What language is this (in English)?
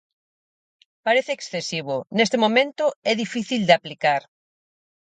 Galician